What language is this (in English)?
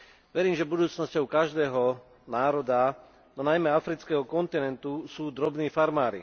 Slovak